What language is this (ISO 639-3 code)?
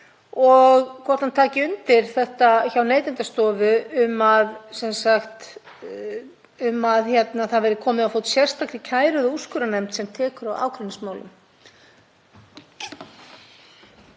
isl